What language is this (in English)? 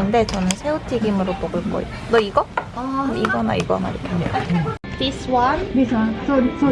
Korean